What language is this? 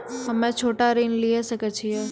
Maithili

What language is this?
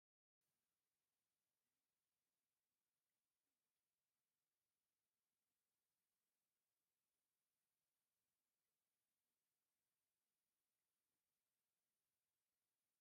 Tigrinya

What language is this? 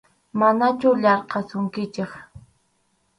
Arequipa-La Unión Quechua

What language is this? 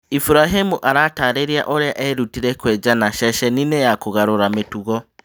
Kikuyu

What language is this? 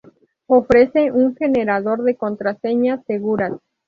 Spanish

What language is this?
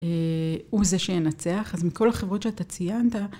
Hebrew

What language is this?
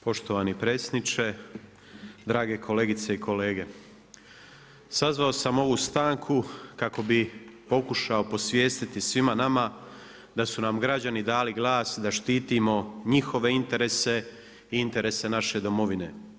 Croatian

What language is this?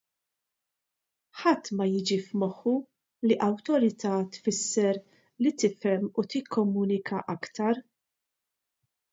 Maltese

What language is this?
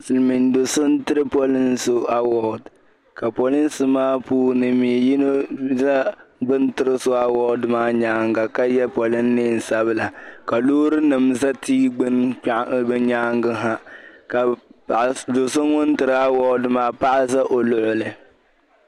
Dagbani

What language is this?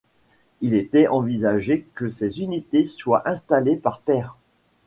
French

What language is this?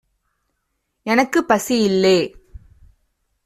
Tamil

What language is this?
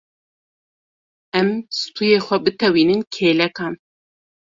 Kurdish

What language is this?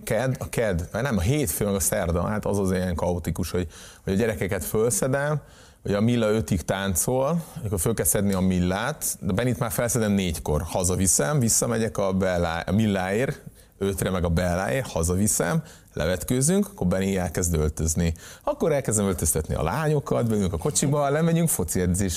Hungarian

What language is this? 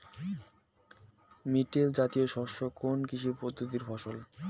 Bangla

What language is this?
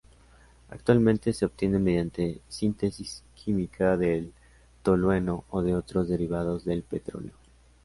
Spanish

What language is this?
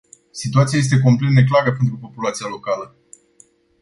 Romanian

